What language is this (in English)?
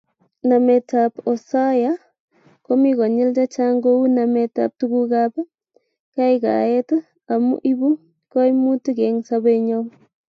Kalenjin